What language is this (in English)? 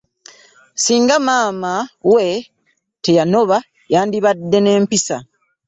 Ganda